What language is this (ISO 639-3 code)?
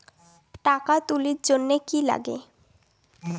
ben